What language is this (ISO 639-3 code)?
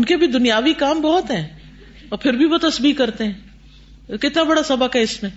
urd